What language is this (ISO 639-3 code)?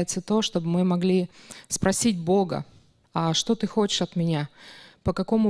rus